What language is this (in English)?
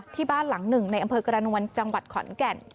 Thai